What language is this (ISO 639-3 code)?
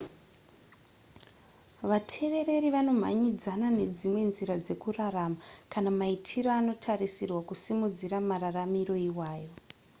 sna